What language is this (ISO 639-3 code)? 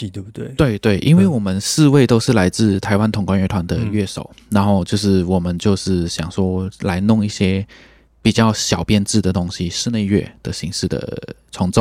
zho